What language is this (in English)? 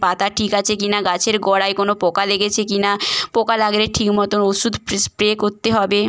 Bangla